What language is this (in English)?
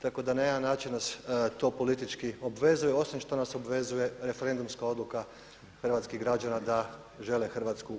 Croatian